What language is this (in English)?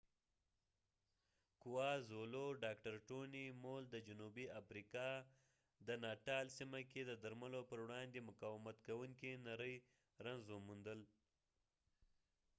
Pashto